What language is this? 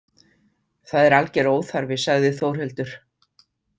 Icelandic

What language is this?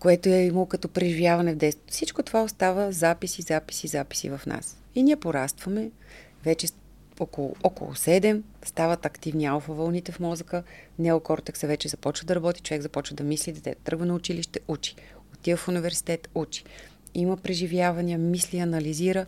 Bulgarian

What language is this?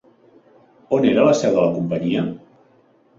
Catalan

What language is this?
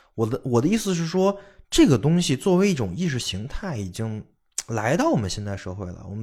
Chinese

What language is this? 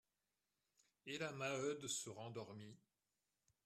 French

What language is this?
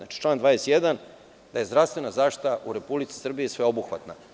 Serbian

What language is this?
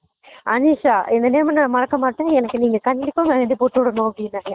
Tamil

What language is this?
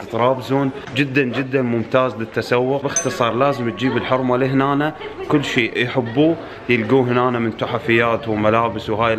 Arabic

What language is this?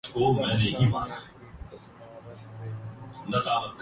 Urdu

